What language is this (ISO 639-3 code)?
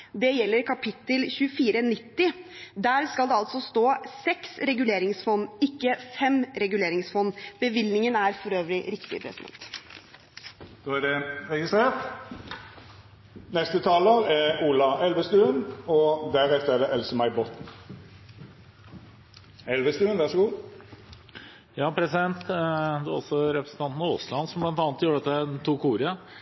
nor